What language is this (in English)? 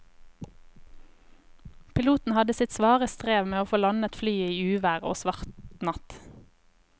Norwegian